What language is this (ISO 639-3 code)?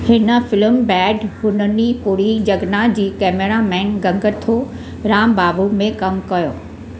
snd